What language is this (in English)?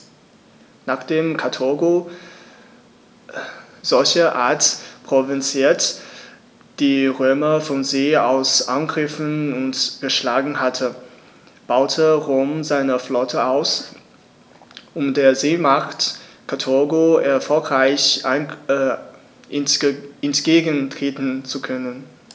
German